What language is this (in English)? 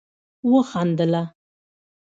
Pashto